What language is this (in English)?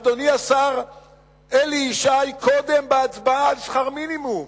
Hebrew